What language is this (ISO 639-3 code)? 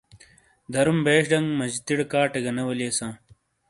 scl